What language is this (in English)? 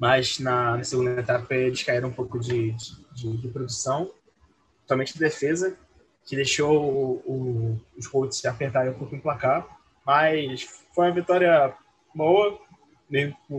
Portuguese